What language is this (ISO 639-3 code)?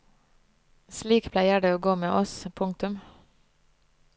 nor